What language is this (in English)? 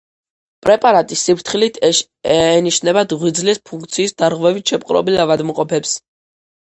Georgian